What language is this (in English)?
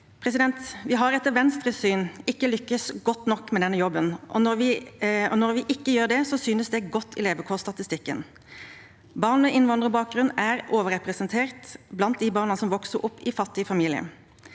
Norwegian